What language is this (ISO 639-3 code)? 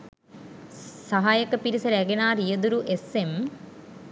sin